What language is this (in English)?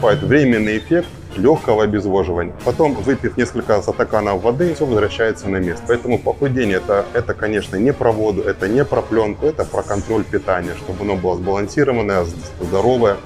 Russian